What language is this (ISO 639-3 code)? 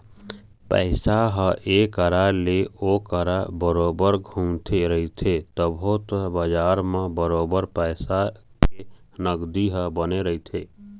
hne